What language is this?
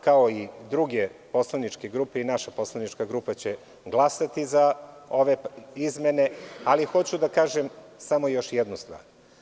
Serbian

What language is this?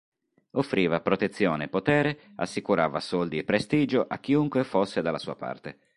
Italian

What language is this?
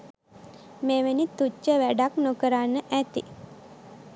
Sinhala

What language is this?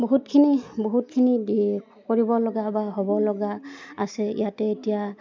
Assamese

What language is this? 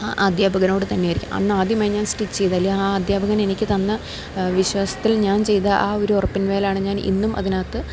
Malayalam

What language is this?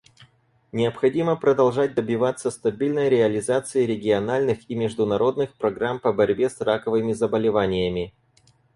Russian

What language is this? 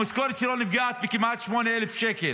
Hebrew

